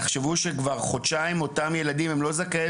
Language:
Hebrew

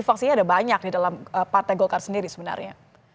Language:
Indonesian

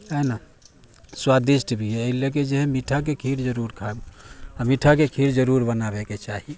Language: Maithili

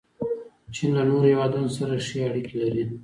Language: Pashto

